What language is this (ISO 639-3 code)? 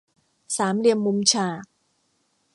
tha